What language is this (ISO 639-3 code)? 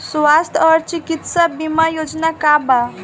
bho